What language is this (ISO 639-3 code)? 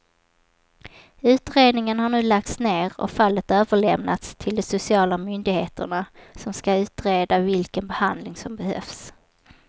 swe